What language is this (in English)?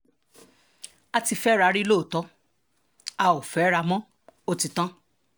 Yoruba